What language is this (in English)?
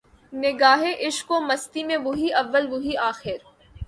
Urdu